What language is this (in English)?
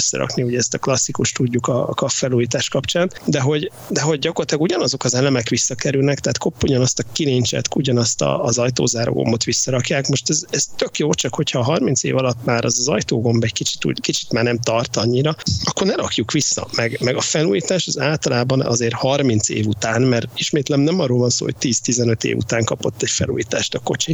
Hungarian